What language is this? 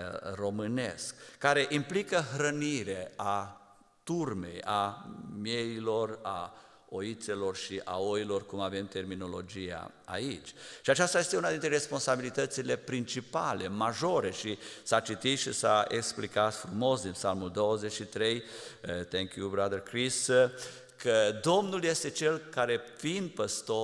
Romanian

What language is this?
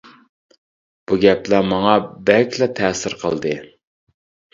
Uyghur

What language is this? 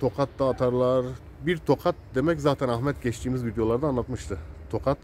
Turkish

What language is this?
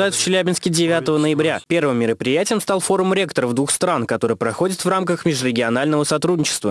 Russian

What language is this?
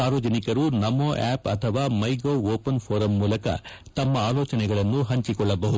Kannada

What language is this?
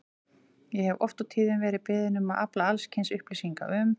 Icelandic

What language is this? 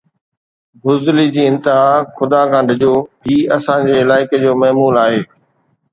Sindhi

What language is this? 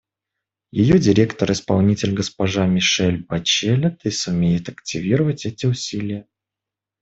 Russian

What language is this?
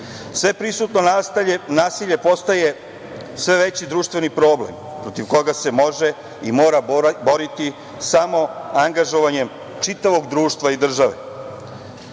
Serbian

